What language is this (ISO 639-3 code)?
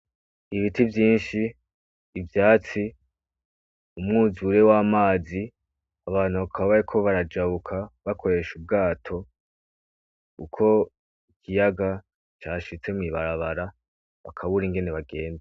run